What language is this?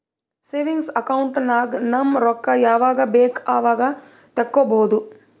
Kannada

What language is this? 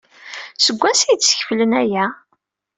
Kabyle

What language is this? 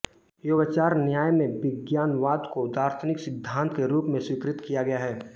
Hindi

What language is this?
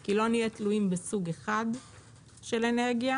Hebrew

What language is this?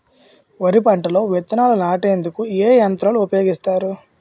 Telugu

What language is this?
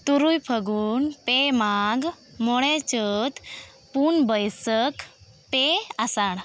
Santali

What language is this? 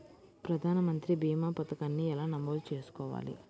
Telugu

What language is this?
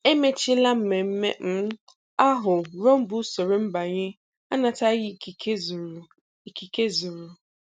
Igbo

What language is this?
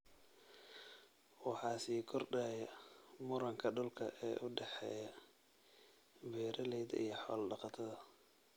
Somali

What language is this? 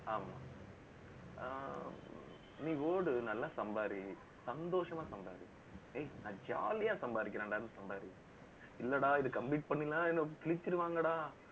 Tamil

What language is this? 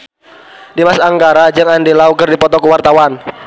Sundanese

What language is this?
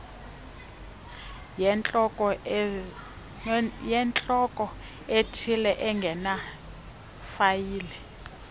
Xhosa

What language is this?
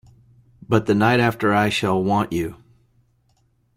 English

